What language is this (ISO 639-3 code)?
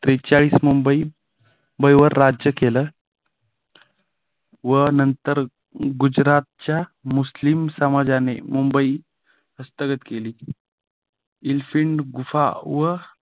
mar